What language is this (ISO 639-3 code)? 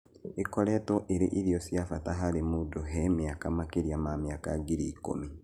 kik